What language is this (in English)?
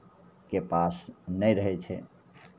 Maithili